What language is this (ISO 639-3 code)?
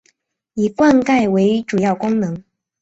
zho